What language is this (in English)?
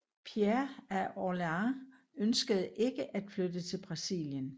Danish